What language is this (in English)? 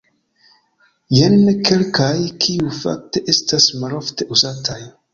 Esperanto